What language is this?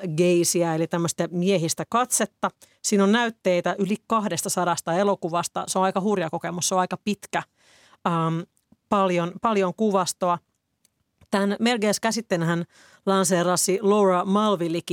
Finnish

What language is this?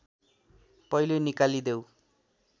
Nepali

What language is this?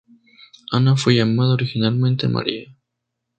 Spanish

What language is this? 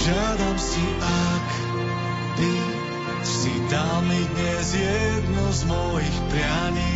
Slovak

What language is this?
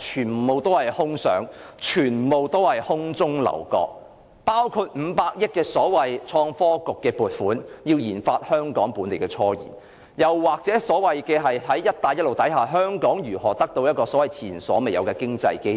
Cantonese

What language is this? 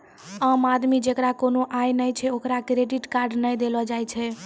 Maithili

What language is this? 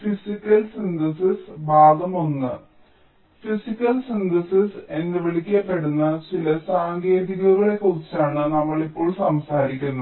Malayalam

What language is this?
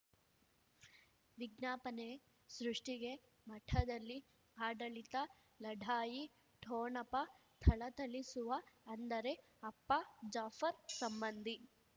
Kannada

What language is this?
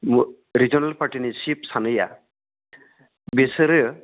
Bodo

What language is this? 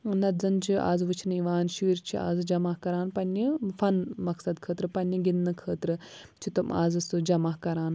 Kashmiri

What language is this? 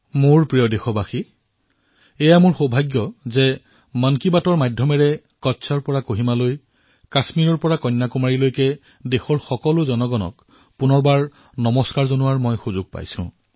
Assamese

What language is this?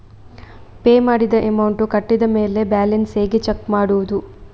Kannada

